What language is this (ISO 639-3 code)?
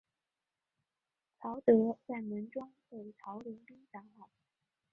zho